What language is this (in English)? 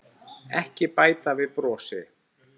Icelandic